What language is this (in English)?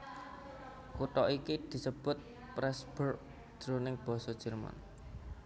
Javanese